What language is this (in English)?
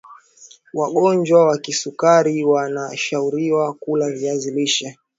Swahili